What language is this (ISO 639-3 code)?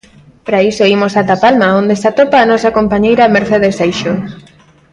glg